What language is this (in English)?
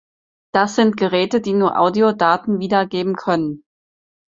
German